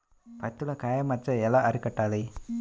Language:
Telugu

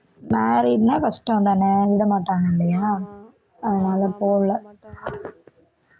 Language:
Tamil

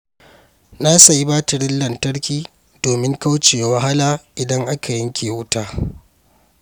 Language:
Hausa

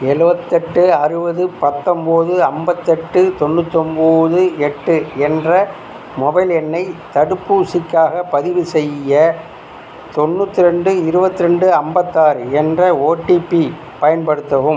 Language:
Tamil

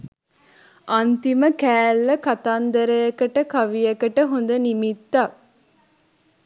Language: Sinhala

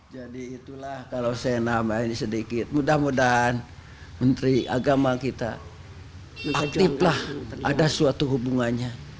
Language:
Indonesian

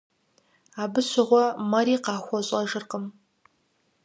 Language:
Kabardian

